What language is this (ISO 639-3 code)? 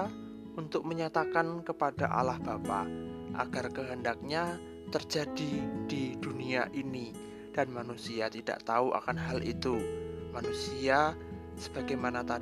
ind